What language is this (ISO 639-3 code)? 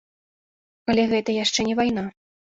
bel